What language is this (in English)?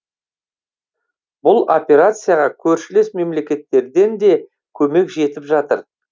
Kazakh